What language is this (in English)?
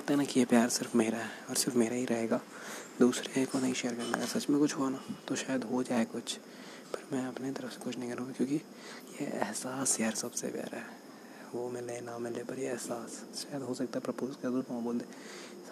Hindi